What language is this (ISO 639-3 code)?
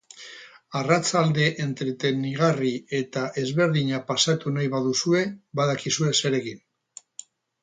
eus